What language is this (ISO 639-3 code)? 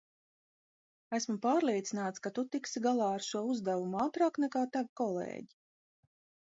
lav